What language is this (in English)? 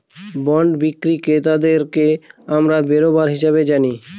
Bangla